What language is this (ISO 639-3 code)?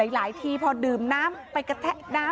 tha